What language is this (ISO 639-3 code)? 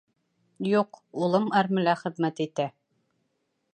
bak